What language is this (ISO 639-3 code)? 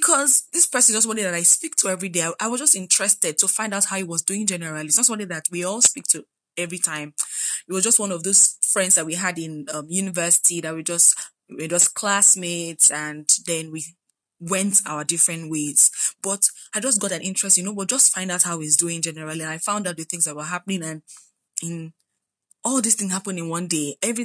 eng